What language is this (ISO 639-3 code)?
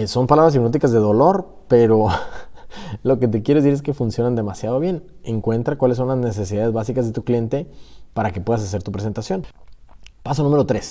spa